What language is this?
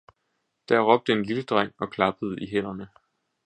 Danish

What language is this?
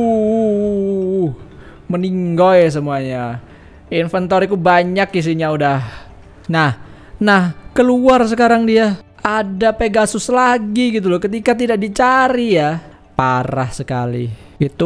Indonesian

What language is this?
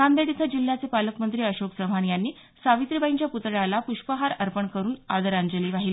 Marathi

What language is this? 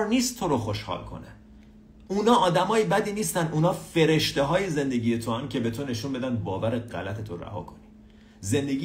Persian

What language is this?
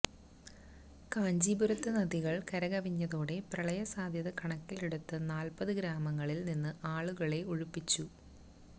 Malayalam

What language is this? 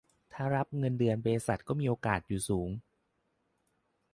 Thai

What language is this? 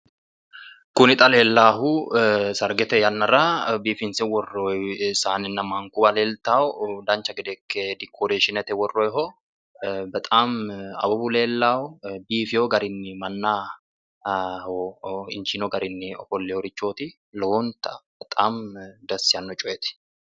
Sidamo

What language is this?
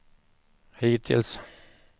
Swedish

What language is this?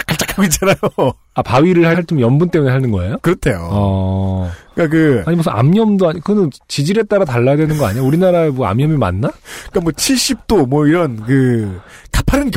Korean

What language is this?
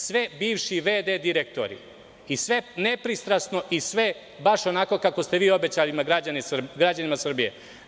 Serbian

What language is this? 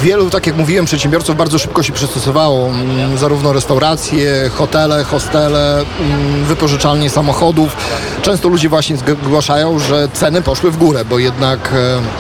Polish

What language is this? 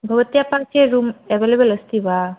Sanskrit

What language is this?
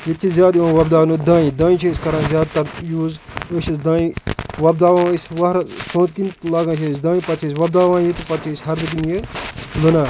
Kashmiri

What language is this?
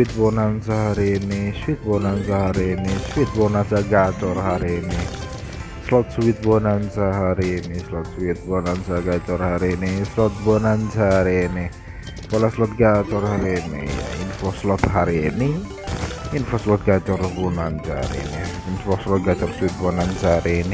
Indonesian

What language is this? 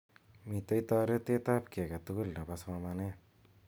Kalenjin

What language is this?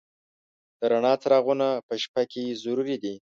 Pashto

